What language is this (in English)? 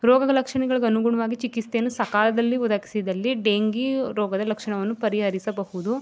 Kannada